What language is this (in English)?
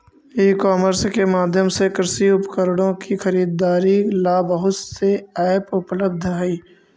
Magahi